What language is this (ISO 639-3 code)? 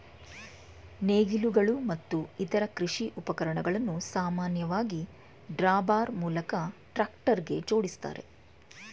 kan